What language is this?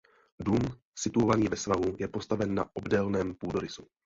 Czech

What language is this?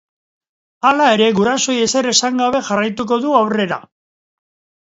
Basque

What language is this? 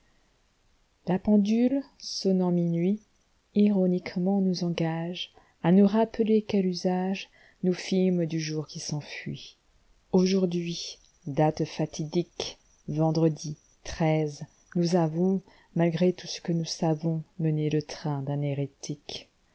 French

